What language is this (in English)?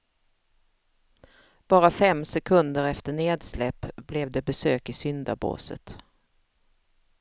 Swedish